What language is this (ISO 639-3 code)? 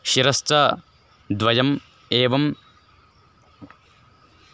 san